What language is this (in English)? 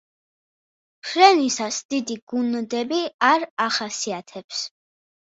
Georgian